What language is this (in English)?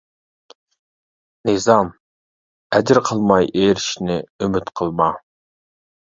Uyghur